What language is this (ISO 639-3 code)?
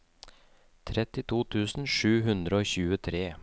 nor